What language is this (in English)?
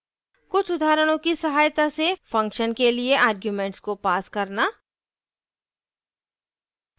Hindi